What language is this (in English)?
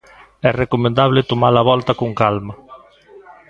Galician